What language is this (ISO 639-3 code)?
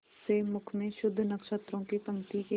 hin